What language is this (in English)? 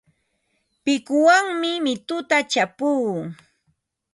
Ambo-Pasco Quechua